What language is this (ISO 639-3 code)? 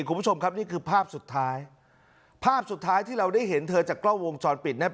tha